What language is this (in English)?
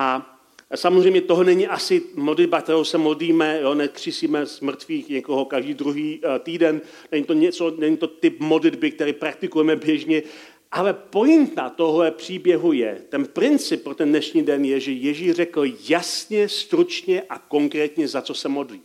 Czech